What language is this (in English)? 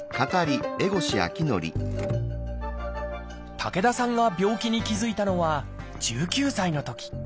Japanese